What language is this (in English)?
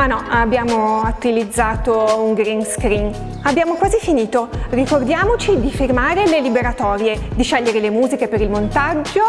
Italian